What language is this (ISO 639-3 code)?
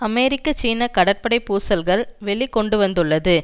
tam